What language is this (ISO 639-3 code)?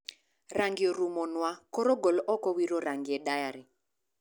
luo